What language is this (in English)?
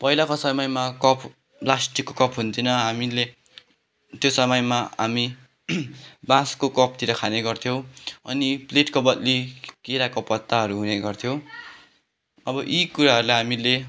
Nepali